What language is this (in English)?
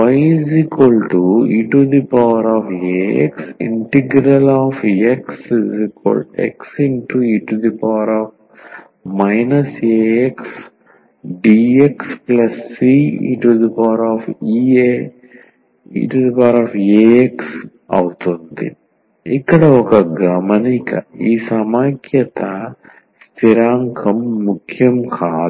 Telugu